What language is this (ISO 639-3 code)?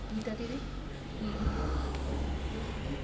snd